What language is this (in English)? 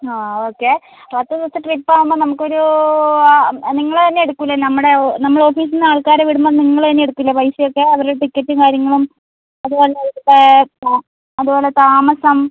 Malayalam